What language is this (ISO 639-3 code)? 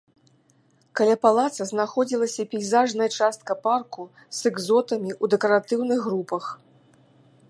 bel